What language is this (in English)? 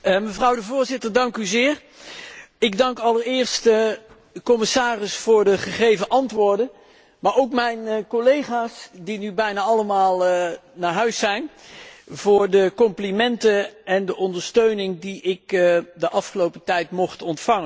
Dutch